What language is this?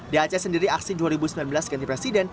Indonesian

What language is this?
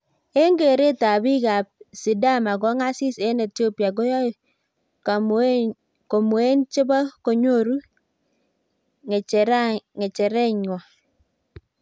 Kalenjin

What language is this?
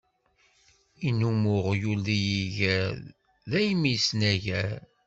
Kabyle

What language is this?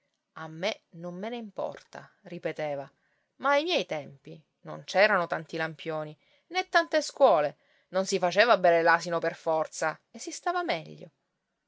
Italian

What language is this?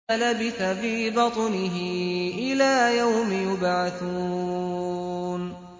Arabic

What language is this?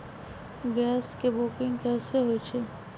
Magahi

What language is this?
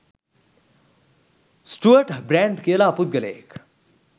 Sinhala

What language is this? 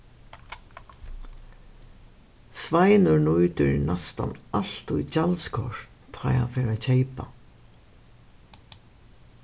Faroese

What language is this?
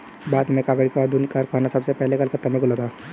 Hindi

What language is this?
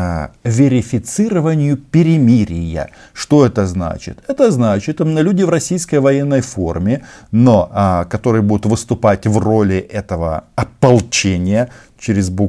Russian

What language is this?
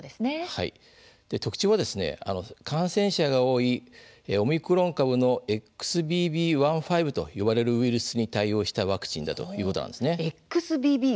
Japanese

